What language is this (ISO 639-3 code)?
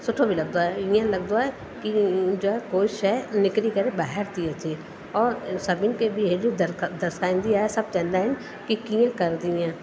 snd